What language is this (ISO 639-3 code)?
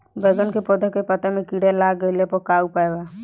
bho